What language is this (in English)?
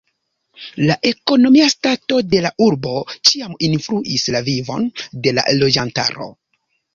Esperanto